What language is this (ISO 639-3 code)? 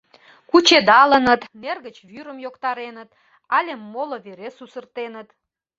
chm